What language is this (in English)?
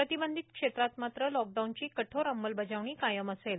Marathi